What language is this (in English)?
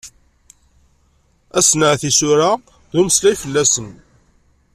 Kabyle